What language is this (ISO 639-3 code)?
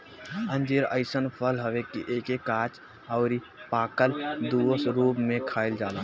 bho